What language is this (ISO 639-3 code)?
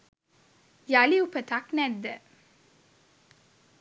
sin